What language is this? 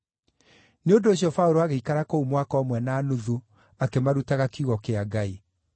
Kikuyu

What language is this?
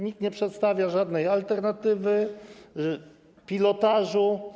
Polish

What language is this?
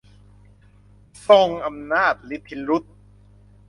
Thai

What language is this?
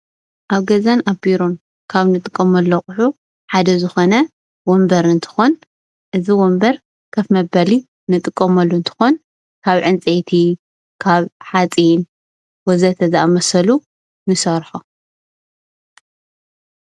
Tigrinya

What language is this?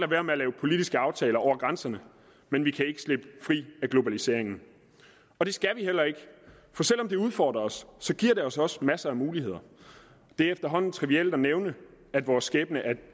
Danish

